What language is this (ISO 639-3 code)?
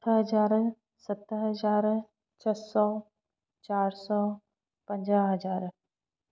snd